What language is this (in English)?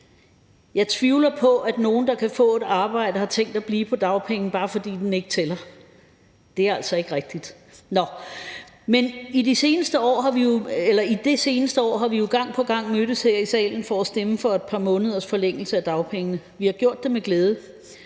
Danish